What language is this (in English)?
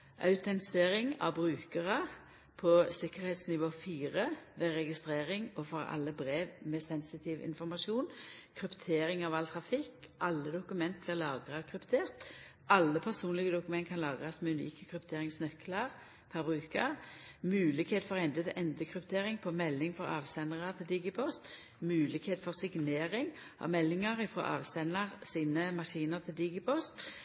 Norwegian Nynorsk